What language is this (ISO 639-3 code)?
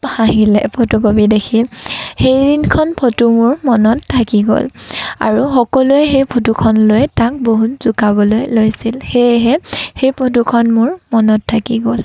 asm